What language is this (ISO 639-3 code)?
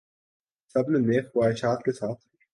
urd